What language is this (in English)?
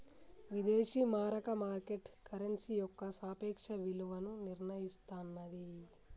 Telugu